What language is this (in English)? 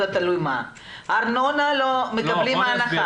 Hebrew